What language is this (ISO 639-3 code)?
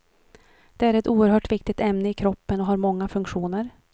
swe